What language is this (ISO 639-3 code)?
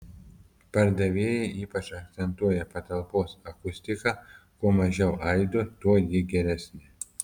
lit